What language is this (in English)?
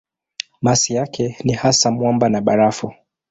Swahili